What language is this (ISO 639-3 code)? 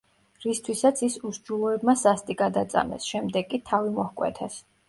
kat